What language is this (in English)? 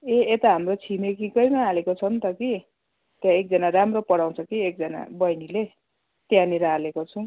Nepali